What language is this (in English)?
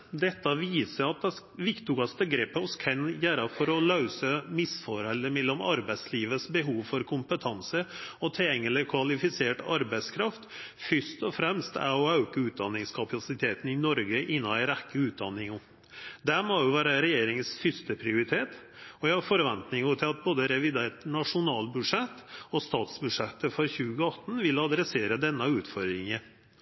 Norwegian Nynorsk